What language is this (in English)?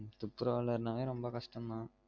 Tamil